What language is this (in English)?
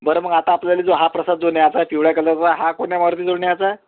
Marathi